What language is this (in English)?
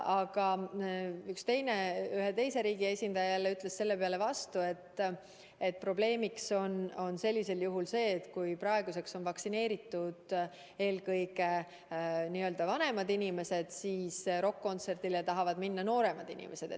Estonian